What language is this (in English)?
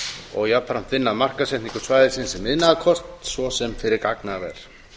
Icelandic